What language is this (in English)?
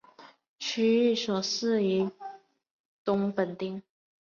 Chinese